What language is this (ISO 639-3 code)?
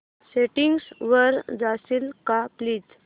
mar